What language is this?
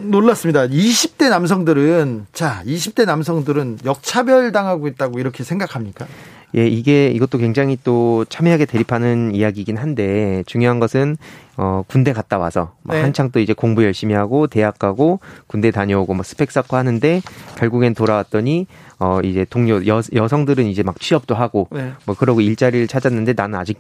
Korean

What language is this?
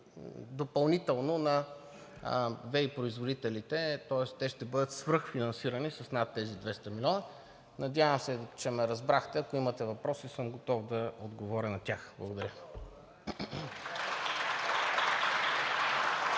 Bulgarian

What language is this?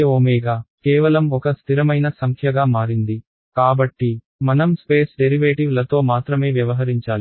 Telugu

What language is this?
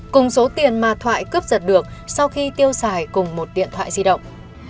Vietnamese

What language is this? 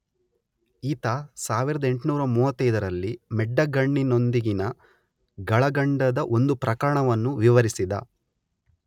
Kannada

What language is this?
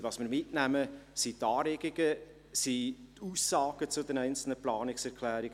Swiss German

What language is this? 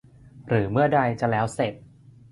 Thai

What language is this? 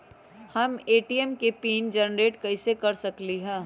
Magahi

